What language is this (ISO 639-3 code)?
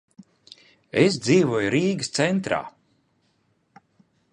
lav